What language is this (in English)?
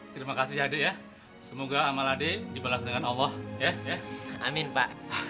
Indonesian